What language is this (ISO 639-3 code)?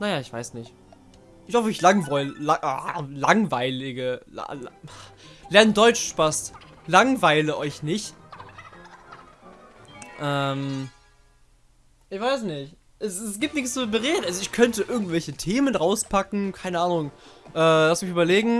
deu